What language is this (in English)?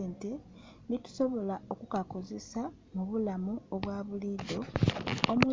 Soga